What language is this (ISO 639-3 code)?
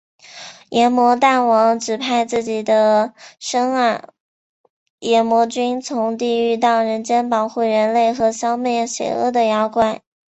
zho